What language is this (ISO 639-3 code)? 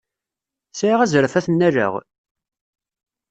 kab